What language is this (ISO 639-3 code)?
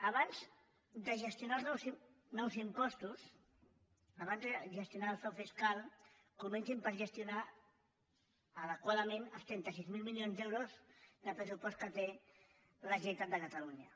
cat